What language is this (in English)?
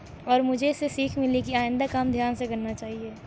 Urdu